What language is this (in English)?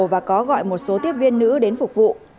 Vietnamese